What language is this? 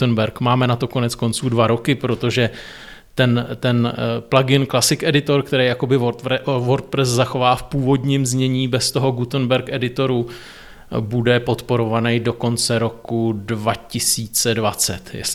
Czech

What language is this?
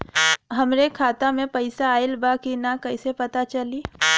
Bhojpuri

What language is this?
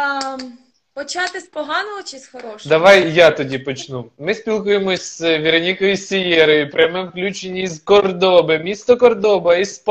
Ukrainian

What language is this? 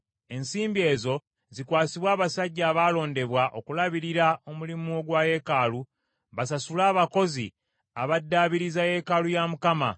Ganda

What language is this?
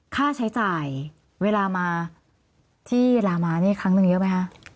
Thai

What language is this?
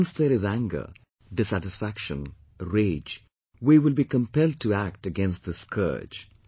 English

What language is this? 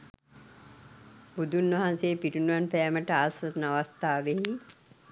Sinhala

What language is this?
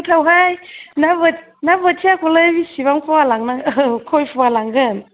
Bodo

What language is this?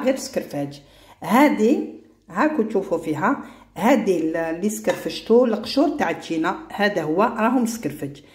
Arabic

